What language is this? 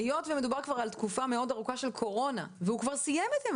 Hebrew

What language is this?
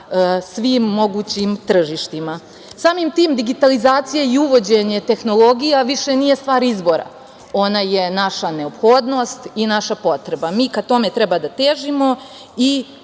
Serbian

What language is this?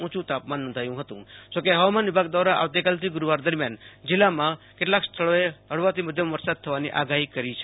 Gujarati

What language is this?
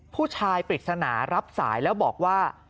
Thai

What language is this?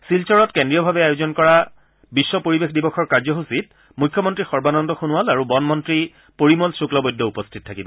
Assamese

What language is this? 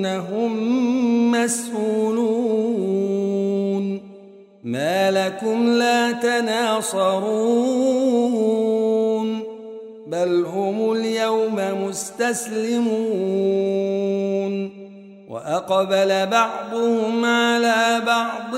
Arabic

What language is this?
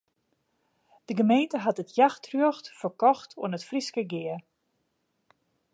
Western Frisian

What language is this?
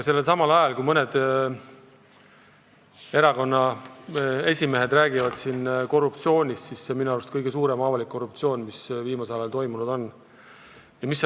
Estonian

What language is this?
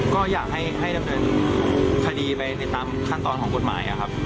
Thai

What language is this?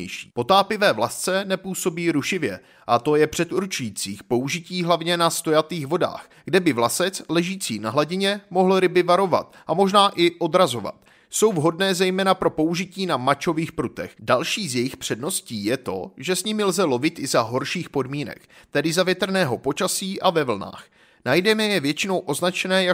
Czech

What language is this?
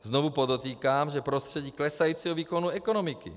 Czech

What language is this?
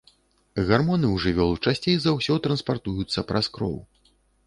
Belarusian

